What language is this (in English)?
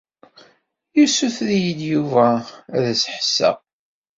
Kabyle